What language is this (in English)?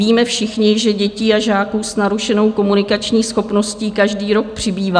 Czech